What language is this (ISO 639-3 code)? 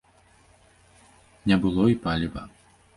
bel